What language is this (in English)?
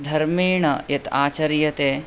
Sanskrit